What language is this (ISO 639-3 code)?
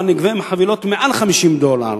heb